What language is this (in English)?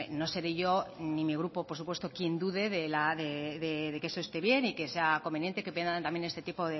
Spanish